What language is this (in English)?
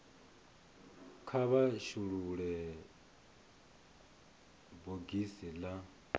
Venda